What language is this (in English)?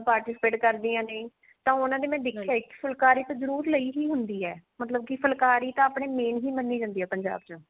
Punjabi